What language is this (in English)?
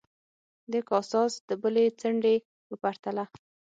Pashto